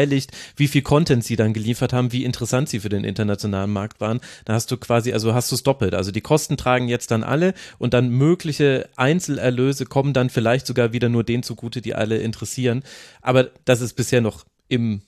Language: German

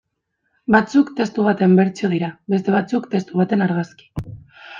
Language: Basque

